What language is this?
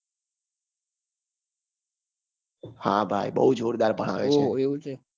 Gujarati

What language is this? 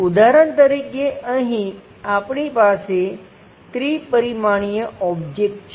Gujarati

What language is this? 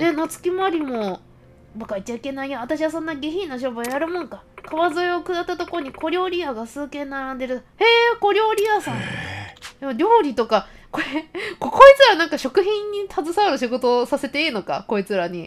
Japanese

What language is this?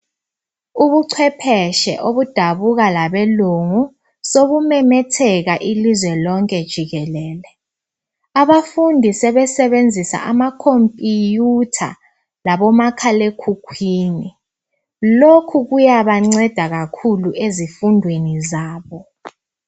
North Ndebele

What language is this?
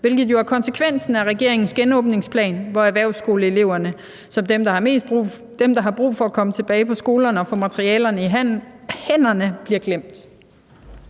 Danish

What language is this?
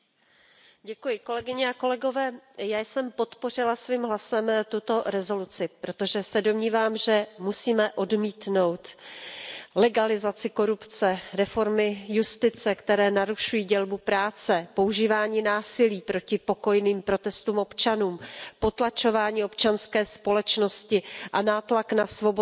Czech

